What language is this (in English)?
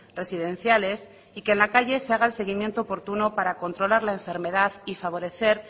Spanish